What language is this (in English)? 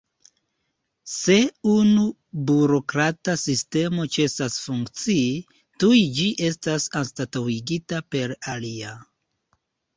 Esperanto